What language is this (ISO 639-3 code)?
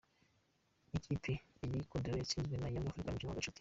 kin